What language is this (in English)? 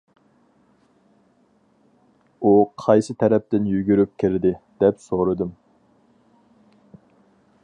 Uyghur